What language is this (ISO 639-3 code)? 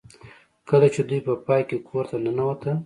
pus